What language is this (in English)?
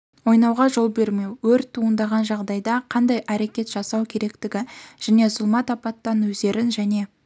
Kazakh